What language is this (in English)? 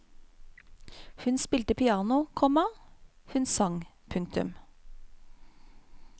Norwegian